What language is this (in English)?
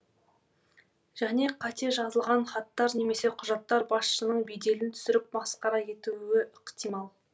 Kazakh